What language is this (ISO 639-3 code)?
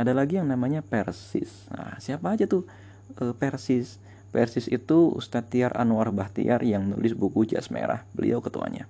ind